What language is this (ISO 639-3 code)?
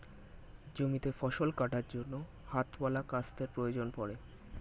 ben